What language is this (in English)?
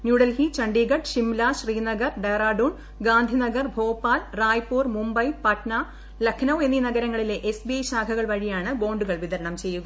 Malayalam